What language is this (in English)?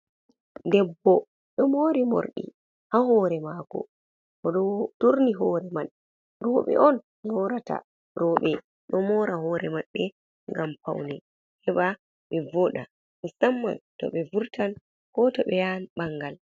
Fula